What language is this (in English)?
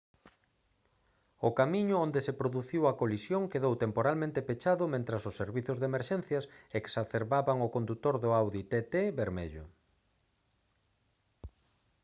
Galician